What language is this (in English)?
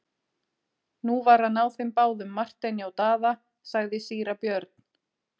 Icelandic